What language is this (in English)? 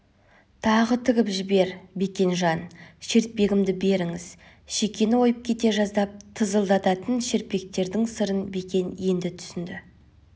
Kazakh